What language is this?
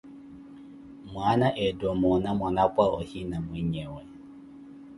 Koti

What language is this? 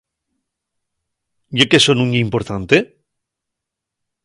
Asturian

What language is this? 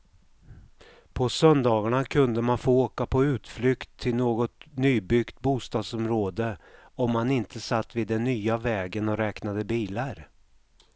Swedish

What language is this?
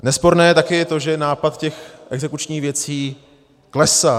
Czech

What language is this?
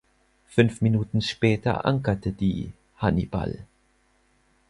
German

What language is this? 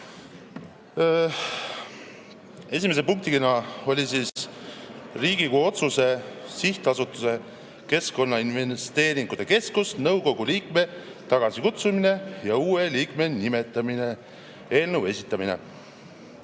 Estonian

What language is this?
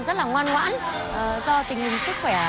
Vietnamese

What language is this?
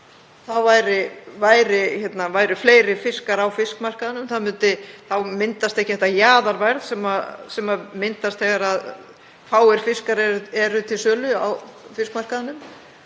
Icelandic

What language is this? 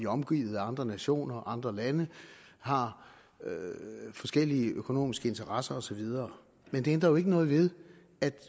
Danish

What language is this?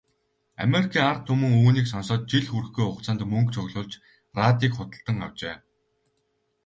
Mongolian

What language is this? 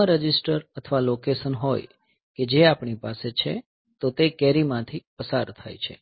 Gujarati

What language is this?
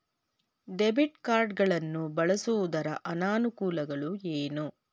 Kannada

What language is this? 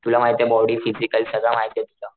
Marathi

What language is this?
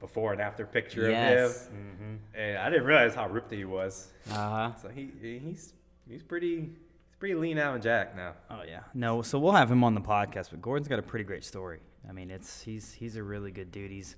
English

